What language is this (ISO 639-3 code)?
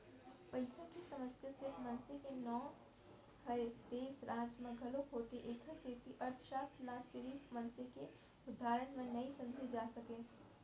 hne